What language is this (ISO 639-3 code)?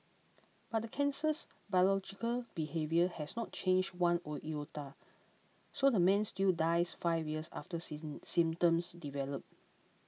eng